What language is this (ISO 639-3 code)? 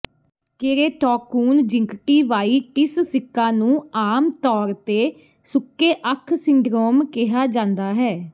pan